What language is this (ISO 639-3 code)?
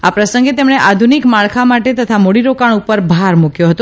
guj